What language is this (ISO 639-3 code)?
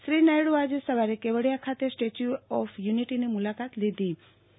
guj